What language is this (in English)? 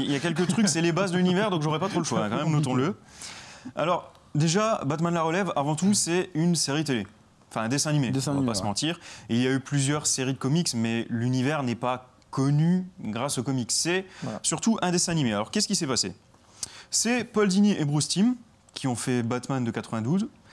French